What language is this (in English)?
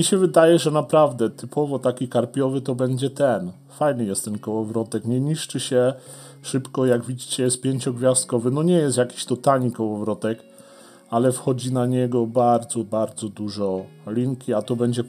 Polish